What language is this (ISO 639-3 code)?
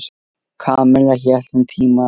isl